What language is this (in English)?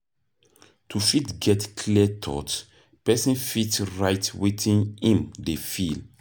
Nigerian Pidgin